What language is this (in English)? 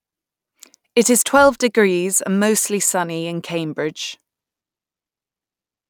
English